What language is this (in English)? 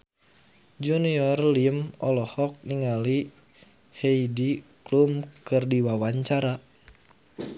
Sundanese